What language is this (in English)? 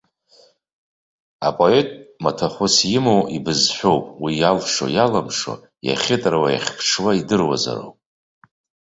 Abkhazian